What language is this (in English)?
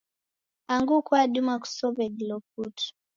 Taita